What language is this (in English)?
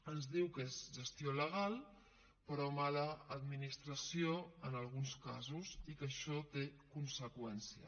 Catalan